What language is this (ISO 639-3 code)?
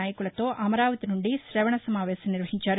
tel